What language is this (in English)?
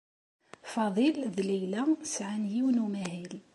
Kabyle